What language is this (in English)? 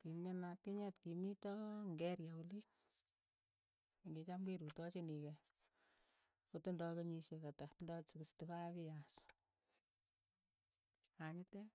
Keiyo